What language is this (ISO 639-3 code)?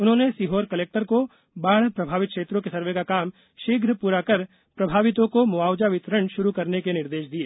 hin